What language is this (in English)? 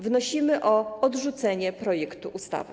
Polish